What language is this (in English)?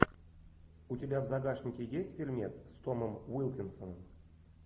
Russian